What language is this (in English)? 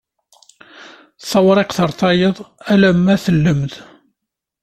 Kabyle